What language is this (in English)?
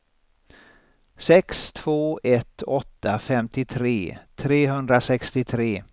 Swedish